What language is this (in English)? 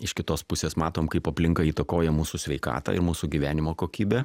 Lithuanian